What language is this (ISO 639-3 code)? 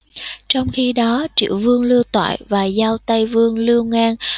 vie